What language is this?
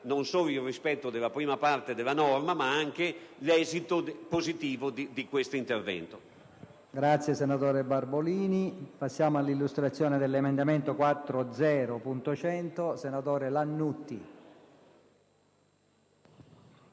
Italian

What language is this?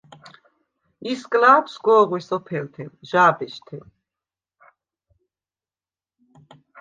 Svan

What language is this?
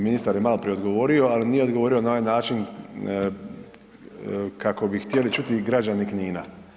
Croatian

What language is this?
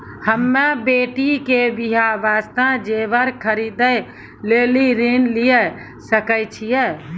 Maithili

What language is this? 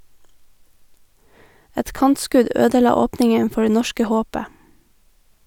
Norwegian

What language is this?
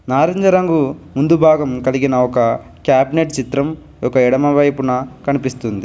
Telugu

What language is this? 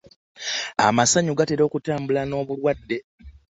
Ganda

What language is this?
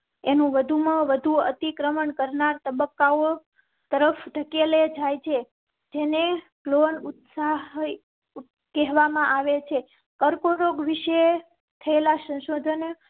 Gujarati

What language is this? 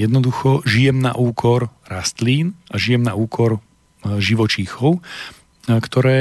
Slovak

